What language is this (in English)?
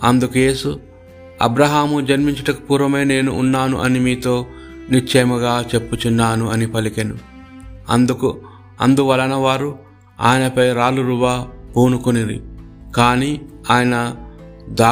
Telugu